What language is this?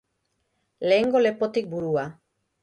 Basque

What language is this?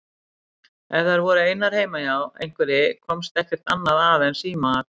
Icelandic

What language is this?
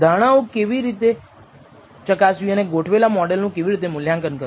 Gujarati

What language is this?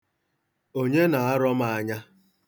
Igbo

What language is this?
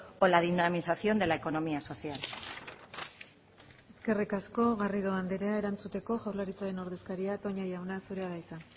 Basque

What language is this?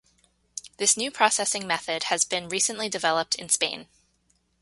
English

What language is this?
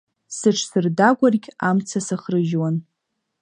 Abkhazian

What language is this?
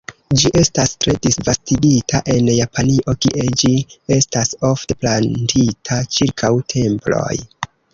Esperanto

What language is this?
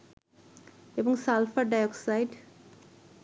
Bangla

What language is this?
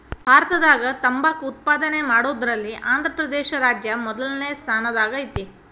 Kannada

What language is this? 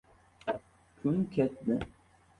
Uzbek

